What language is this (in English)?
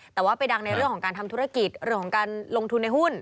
Thai